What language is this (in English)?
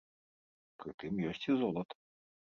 Belarusian